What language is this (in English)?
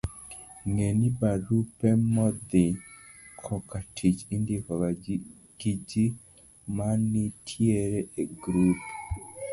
Luo (Kenya and Tanzania)